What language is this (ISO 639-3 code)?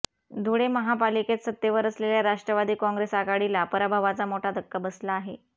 mar